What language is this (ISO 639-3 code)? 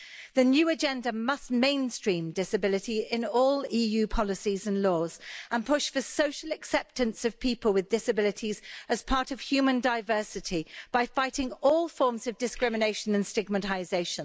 eng